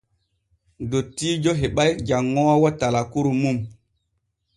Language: Borgu Fulfulde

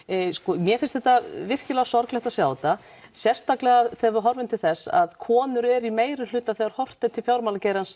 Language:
Icelandic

